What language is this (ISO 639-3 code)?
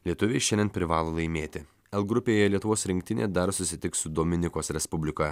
lit